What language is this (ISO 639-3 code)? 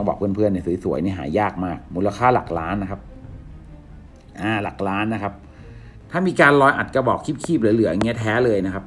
tha